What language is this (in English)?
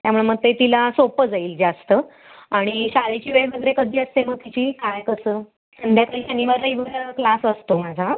Marathi